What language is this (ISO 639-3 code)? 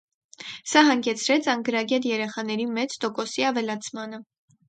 hye